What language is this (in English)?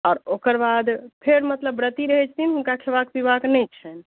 Maithili